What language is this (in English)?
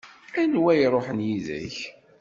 Kabyle